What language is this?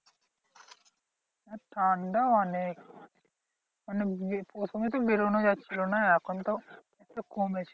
Bangla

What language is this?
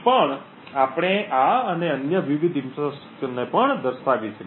Gujarati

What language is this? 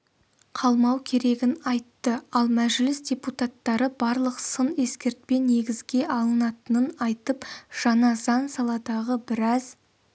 Kazakh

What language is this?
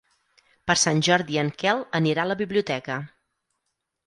Catalan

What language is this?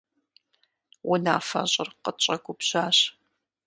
Kabardian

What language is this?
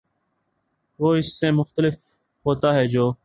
Urdu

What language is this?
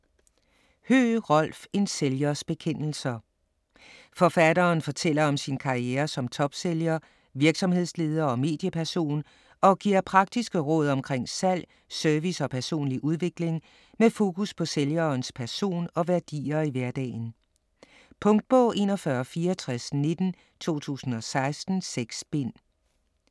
Danish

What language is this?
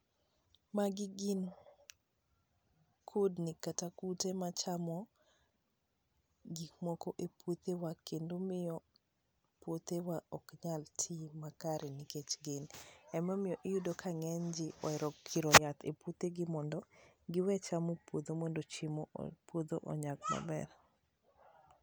Luo (Kenya and Tanzania)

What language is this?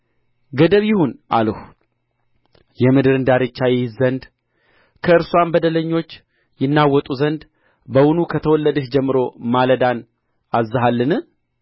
Amharic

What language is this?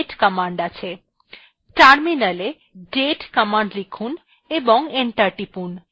Bangla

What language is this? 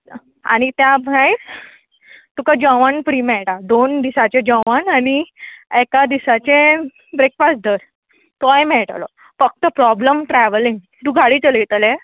Konkani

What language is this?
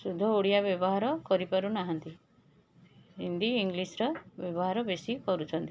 Odia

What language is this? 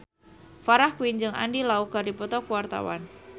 Sundanese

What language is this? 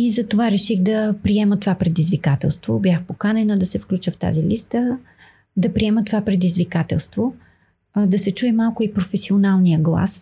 Bulgarian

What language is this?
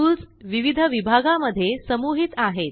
Marathi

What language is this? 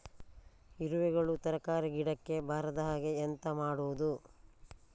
Kannada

